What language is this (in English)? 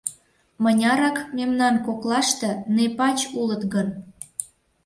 Mari